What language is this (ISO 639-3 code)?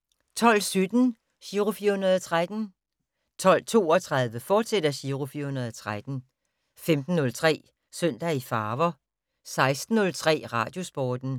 dan